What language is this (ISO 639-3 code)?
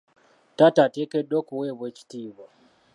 lug